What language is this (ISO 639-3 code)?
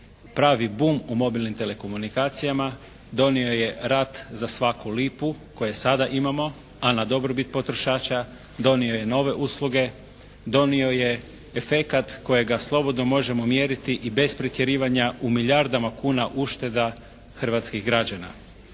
hrv